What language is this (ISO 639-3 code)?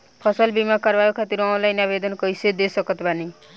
bho